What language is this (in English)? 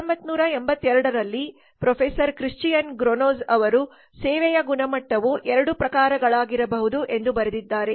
Kannada